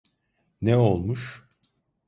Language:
Turkish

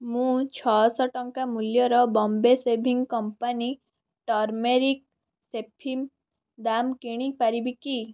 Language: Odia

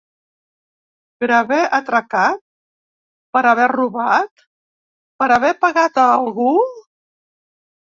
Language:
Catalan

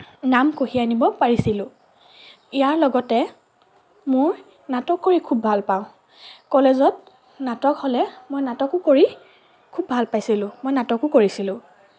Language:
Assamese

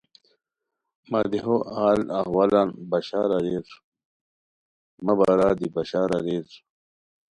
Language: Khowar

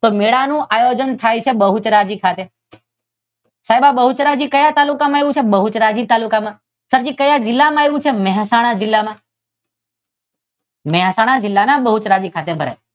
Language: Gujarati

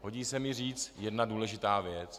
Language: Czech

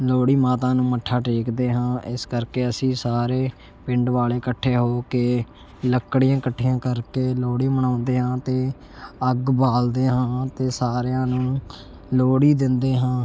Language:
Punjabi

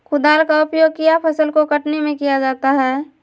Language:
Magahi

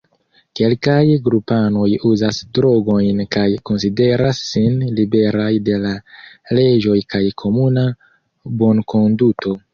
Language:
Esperanto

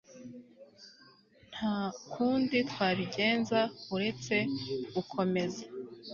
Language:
Kinyarwanda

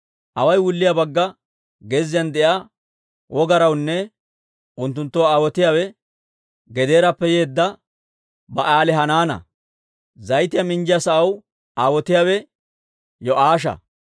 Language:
Dawro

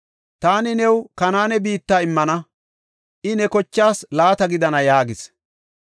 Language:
Gofa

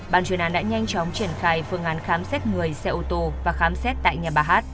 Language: Vietnamese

